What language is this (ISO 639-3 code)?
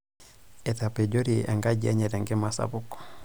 mas